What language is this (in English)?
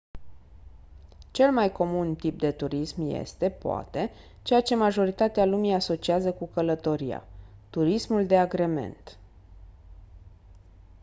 Romanian